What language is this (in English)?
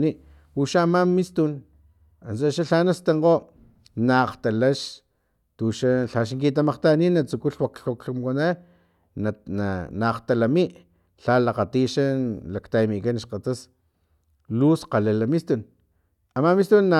Filomena Mata-Coahuitlán Totonac